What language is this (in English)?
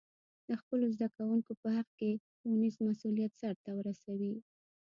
Pashto